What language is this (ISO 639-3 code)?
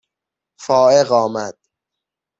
fas